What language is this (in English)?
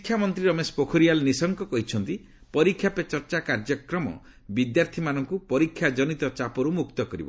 Odia